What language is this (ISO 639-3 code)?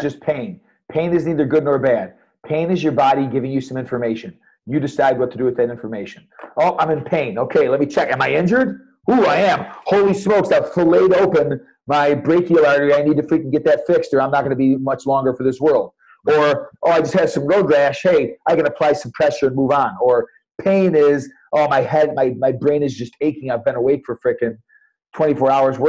eng